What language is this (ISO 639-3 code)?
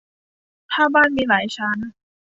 tha